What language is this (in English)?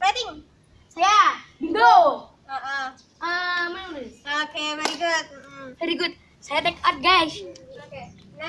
Indonesian